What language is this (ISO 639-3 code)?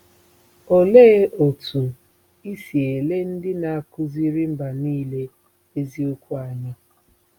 ibo